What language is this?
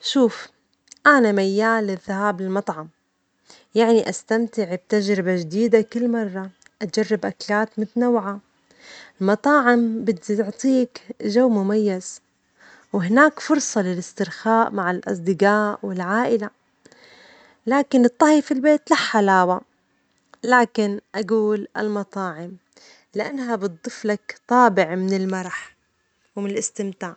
Omani Arabic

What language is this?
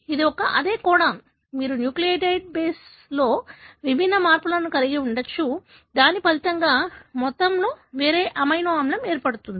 Telugu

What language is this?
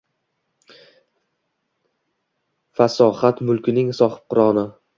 Uzbek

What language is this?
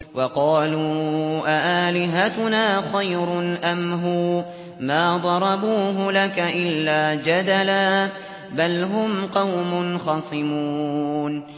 Arabic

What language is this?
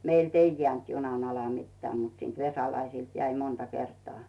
Finnish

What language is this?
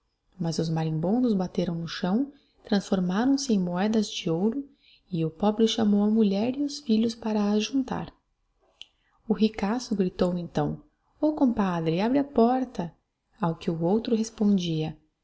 Portuguese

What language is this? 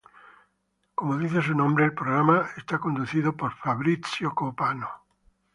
Spanish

